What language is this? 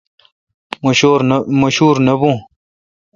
Kalkoti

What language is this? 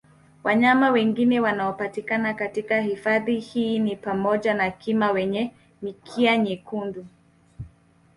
Swahili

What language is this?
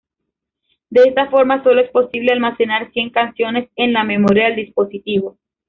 Spanish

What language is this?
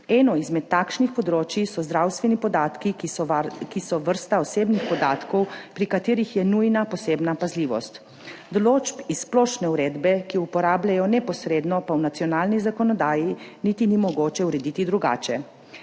Slovenian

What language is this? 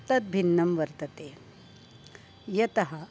Sanskrit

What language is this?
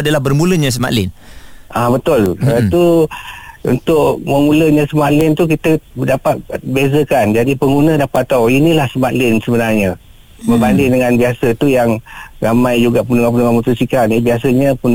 Malay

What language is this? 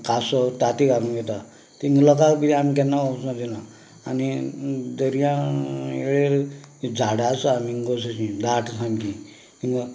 Konkani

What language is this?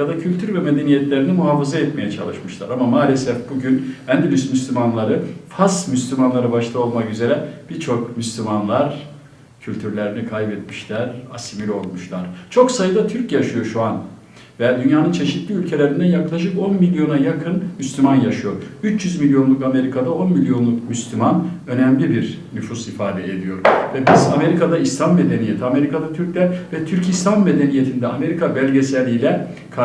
Turkish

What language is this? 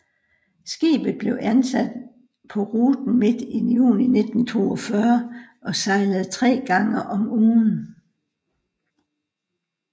Danish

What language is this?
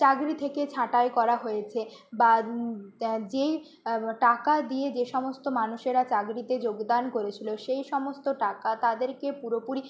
Bangla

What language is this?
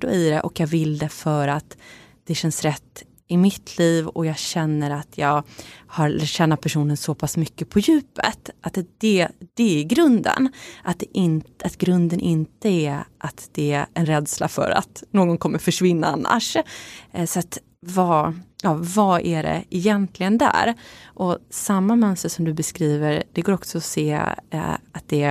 Swedish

